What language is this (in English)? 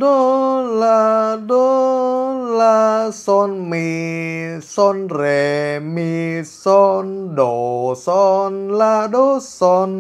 Vietnamese